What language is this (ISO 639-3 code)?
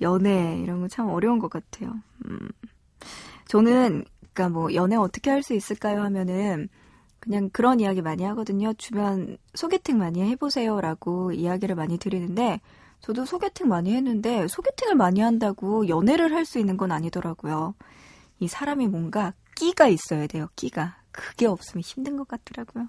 kor